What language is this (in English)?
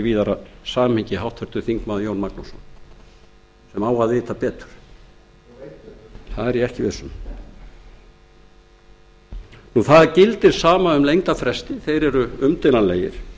Icelandic